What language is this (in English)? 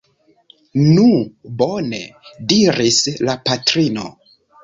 Esperanto